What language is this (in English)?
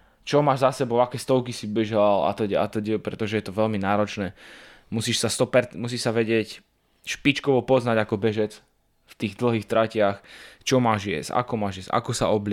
Slovak